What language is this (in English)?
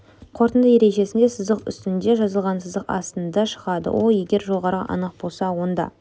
Kazakh